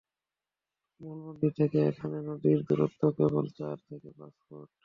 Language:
Bangla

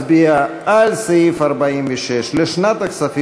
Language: Hebrew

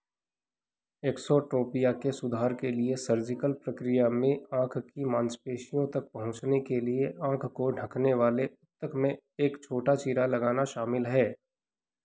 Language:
Hindi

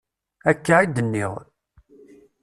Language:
Kabyle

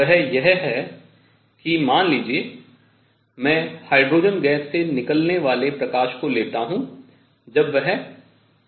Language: Hindi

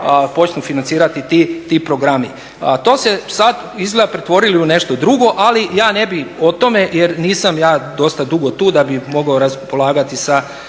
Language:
Croatian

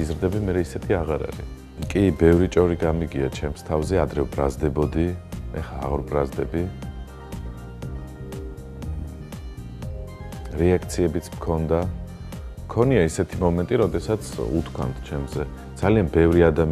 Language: Romanian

